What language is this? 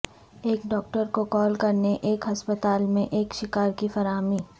Urdu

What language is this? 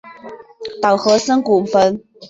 Chinese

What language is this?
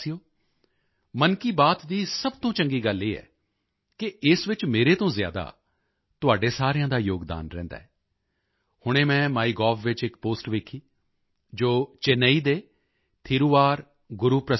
Punjabi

